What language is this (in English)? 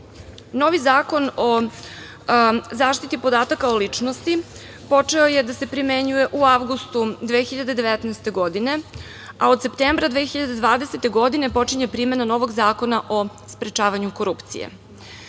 Serbian